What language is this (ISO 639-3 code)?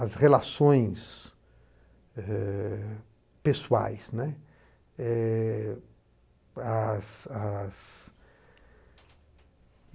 por